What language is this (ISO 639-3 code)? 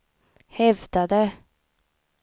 swe